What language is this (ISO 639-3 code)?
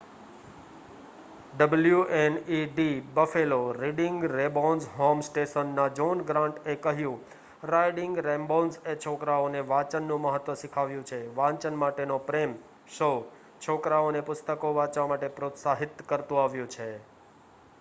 guj